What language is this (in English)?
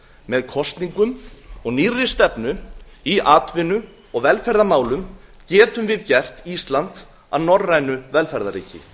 Icelandic